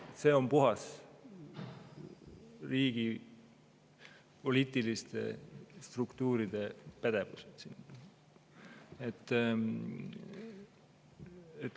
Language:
Estonian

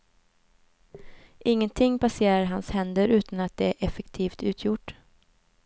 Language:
Swedish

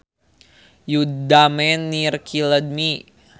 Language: Sundanese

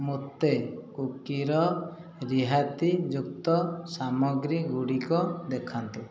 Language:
Odia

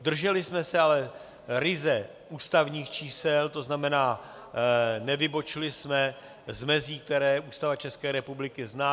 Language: Czech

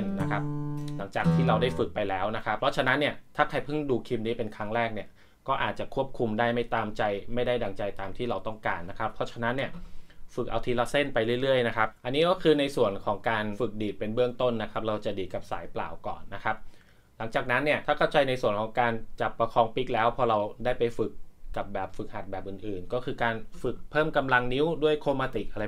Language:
Thai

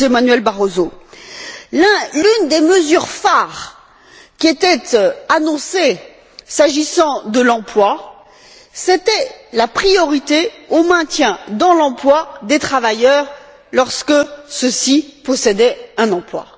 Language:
French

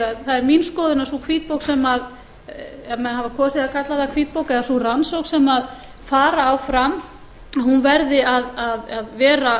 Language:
Icelandic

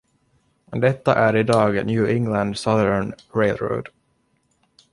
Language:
Swedish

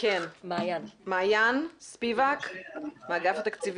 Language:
Hebrew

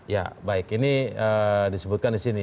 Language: Indonesian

